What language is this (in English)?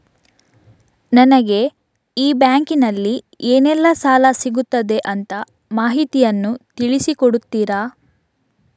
Kannada